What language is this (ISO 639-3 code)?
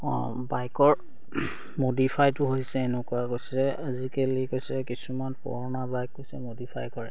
asm